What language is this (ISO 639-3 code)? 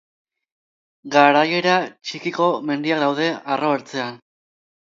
eus